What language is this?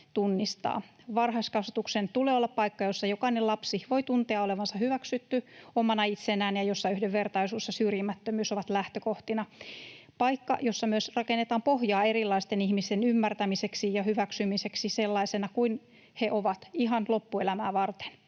Finnish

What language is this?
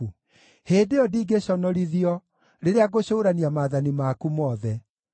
Kikuyu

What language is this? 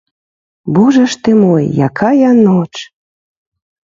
Belarusian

